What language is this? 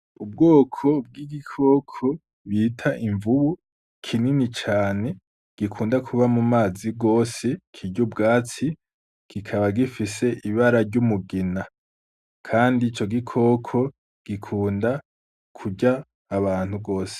Rundi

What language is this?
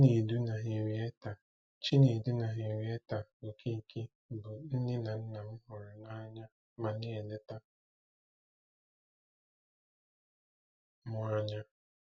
Igbo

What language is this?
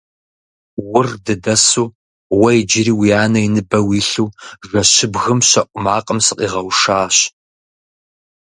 Kabardian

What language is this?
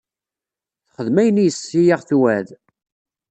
Kabyle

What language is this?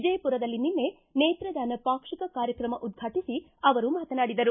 Kannada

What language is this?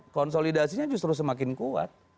Indonesian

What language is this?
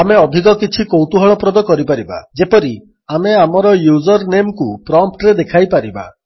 Odia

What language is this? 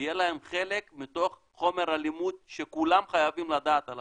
Hebrew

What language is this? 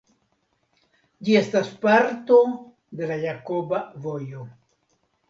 Esperanto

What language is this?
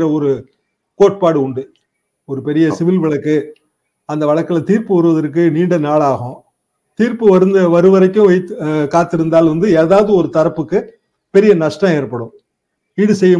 Tamil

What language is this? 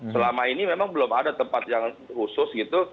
Indonesian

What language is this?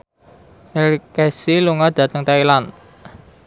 Javanese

